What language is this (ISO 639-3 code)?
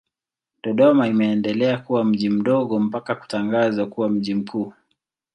swa